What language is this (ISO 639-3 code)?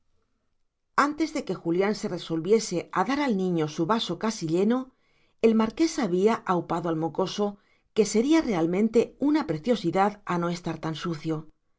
spa